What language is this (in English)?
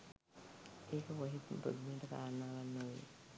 Sinhala